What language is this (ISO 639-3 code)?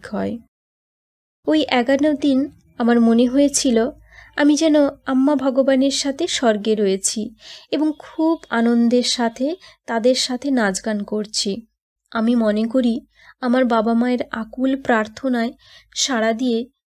tur